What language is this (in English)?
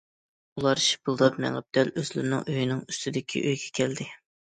Uyghur